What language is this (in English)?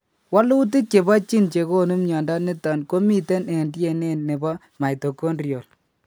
Kalenjin